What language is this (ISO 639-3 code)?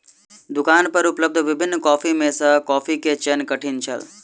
mai